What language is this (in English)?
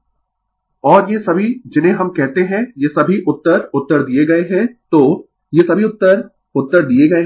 Hindi